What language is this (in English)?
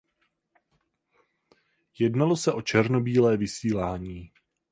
Czech